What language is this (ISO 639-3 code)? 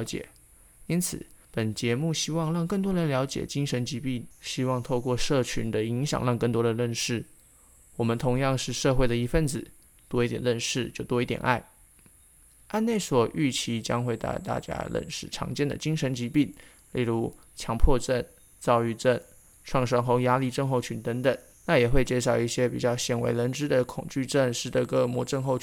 zho